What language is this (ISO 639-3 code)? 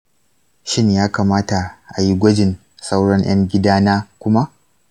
hau